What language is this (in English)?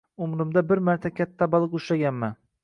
Uzbek